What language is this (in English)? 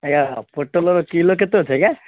Odia